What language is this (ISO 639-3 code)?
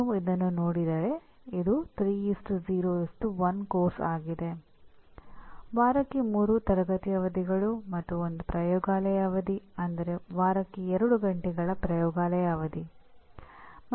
kan